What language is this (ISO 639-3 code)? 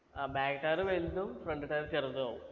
mal